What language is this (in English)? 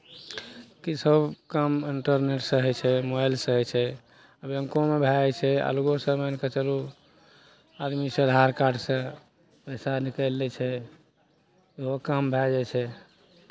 Maithili